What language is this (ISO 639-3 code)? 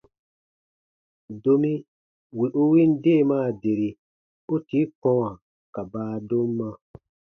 bba